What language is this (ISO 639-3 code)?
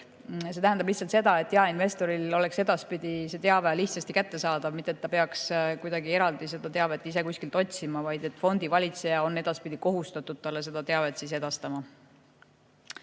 est